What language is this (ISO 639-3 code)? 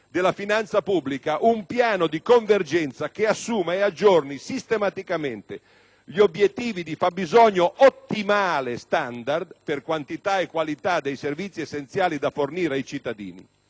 ita